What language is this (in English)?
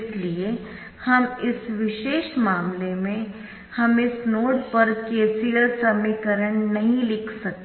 Hindi